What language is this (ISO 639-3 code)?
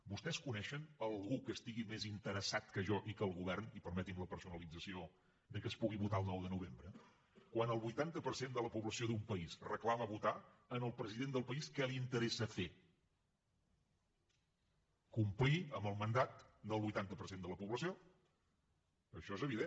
cat